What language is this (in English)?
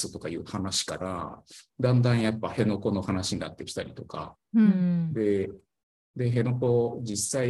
Japanese